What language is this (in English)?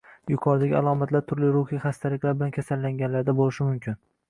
Uzbek